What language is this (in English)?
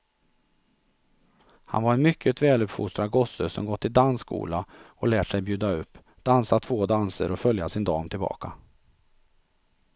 Swedish